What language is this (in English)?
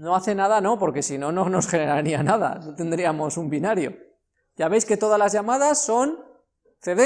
Spanish